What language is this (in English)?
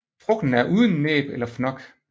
Danish